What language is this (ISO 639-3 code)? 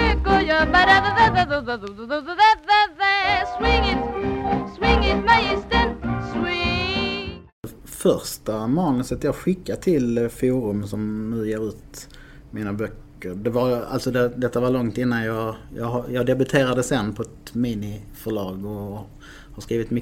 swe